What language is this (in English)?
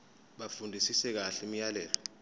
Zulu